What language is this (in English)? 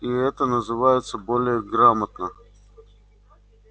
Russian